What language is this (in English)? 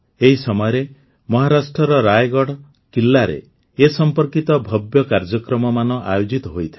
Odia